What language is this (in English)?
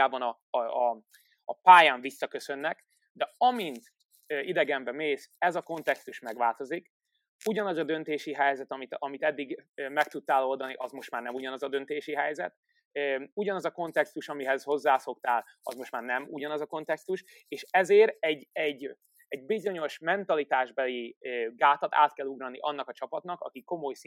Hungarian